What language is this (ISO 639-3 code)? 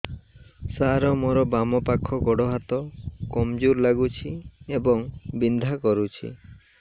ori